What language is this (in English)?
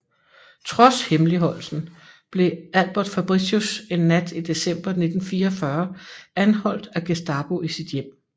Danish